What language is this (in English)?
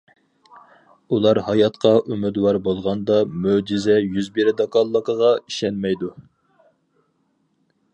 Uyghur